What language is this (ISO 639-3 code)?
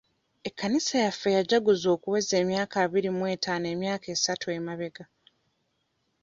lug